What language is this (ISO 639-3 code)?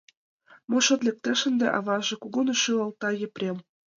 chm